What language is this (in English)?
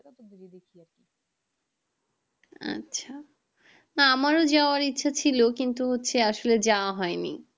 Bangla